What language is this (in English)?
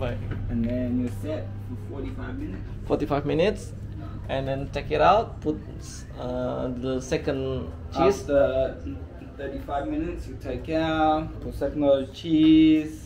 Indonesian